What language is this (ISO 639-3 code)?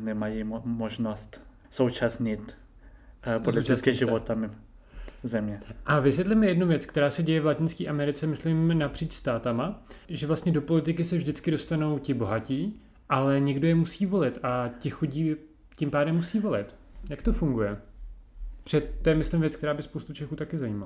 ces